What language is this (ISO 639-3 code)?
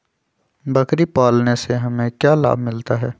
mag